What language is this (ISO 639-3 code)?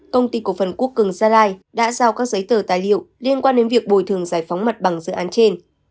vie